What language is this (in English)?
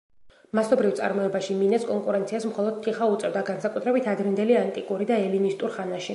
Georgian